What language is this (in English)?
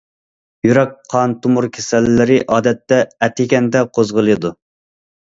Uyghur